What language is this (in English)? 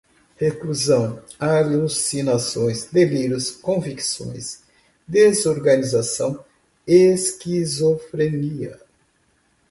Portuguese